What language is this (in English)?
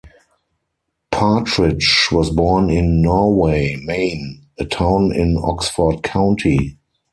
English